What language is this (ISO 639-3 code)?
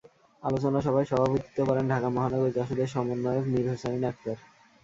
ben